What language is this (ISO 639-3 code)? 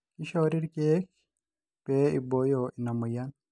mas